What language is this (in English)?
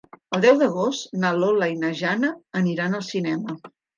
Catalan